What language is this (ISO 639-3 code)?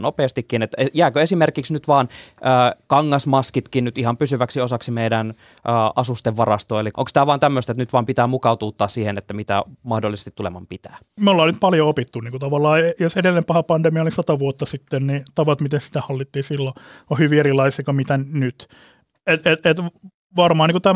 fin